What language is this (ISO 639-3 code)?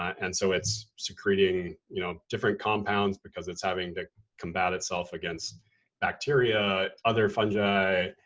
eng